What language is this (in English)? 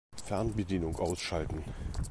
German